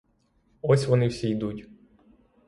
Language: Ukrainian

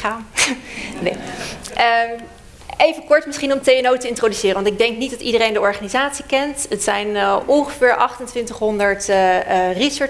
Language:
Dutch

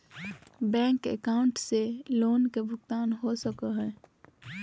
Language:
Magahi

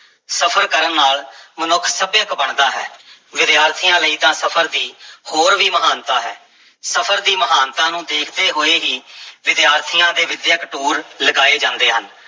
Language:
Punjabi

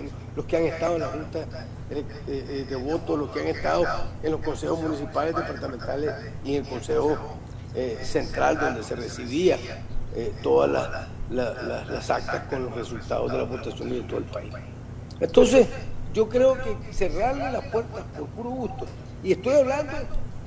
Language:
Spanish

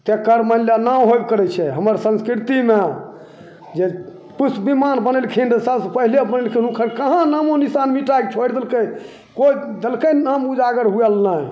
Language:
Maithili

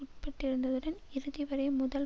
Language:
Tamil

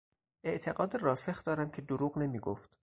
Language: Persian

